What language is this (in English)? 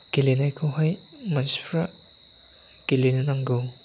Bodo